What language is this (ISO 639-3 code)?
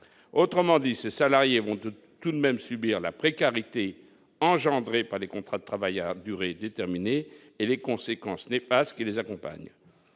fra